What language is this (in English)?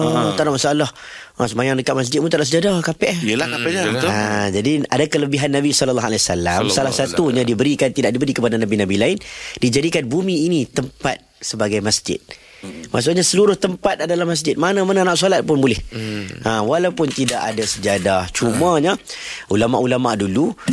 Malay